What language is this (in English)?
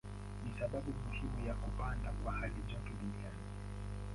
Swahili